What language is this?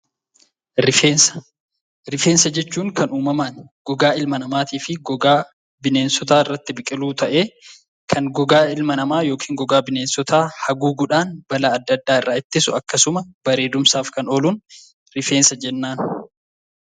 Oromo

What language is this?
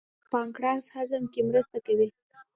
Pashto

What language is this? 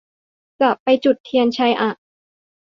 Thai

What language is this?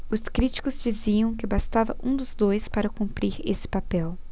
Portuguese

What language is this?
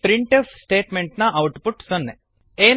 Kannada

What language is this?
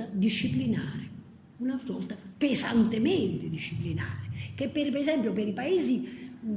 Italian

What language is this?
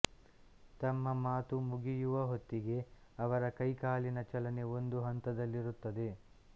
Kannada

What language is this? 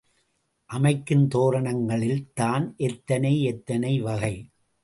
Tamil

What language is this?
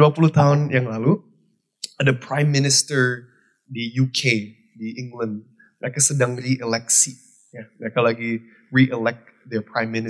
Indonesian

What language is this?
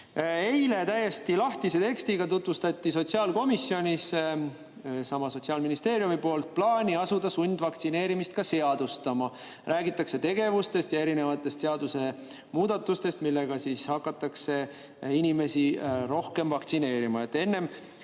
Estonian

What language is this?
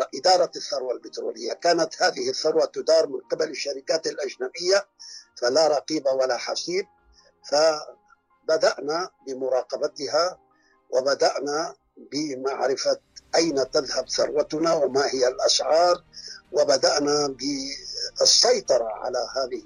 Arabic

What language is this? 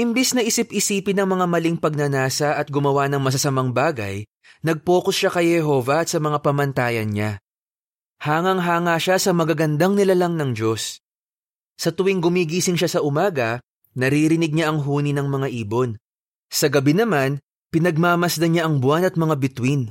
Filipino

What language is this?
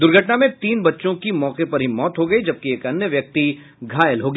Hindi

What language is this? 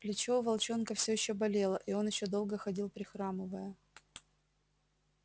Russian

